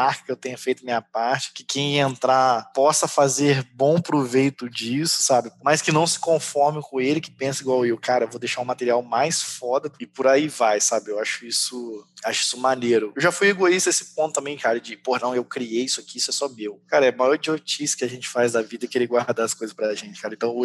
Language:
Portuguese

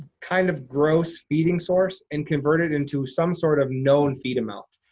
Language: English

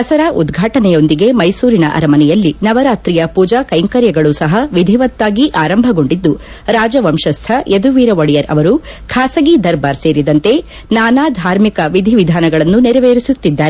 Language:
Kannada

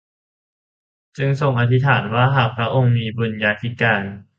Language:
Thai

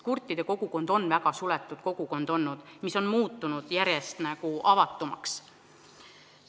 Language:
Estonian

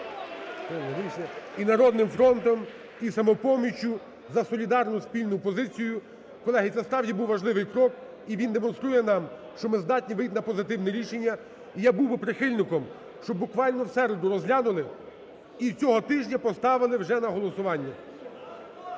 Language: Ukrainian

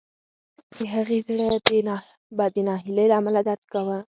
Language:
Pashto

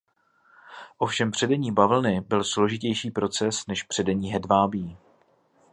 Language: Czech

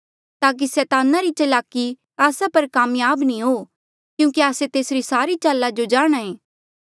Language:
Mandeali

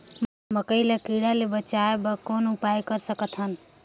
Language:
Chhattisgarhi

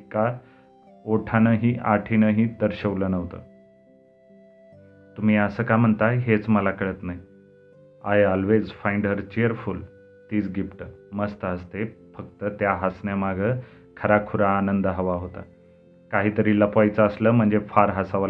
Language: Marathi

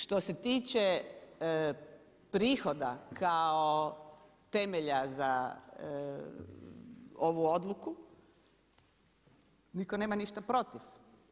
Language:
Croatian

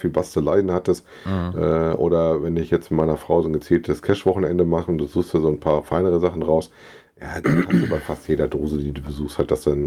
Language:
German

